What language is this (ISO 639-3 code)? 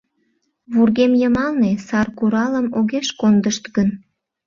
chm